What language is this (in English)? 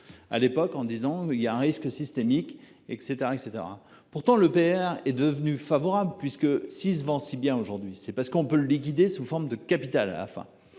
French